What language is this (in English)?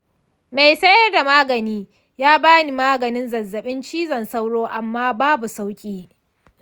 Hausa